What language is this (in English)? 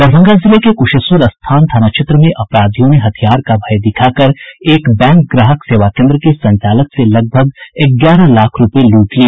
Hindi